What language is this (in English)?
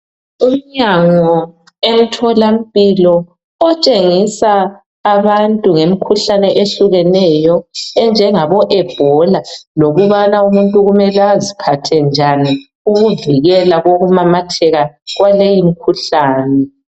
North Ndebele